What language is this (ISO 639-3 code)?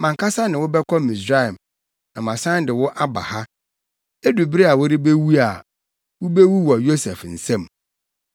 aka